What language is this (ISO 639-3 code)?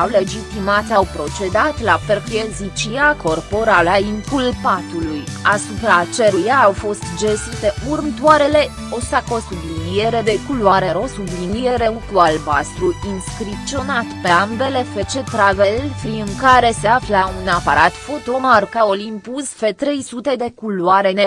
ron